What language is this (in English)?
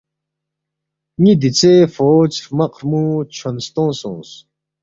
Balti